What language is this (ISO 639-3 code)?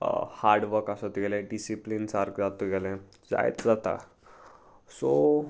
kok